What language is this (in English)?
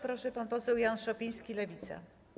Polish